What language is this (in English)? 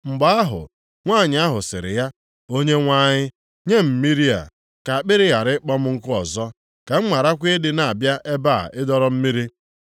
Igbo